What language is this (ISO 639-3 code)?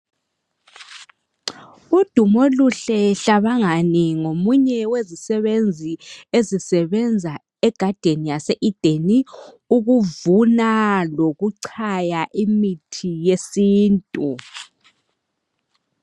nde